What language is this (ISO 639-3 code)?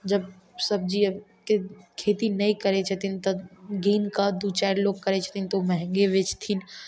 mai